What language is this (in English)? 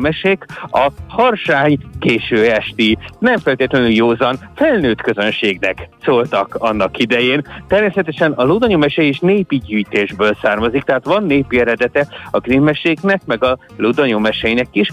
Hungarian